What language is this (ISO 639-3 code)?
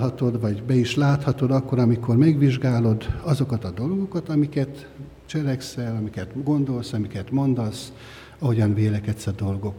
hun